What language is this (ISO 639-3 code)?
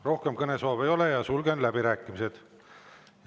est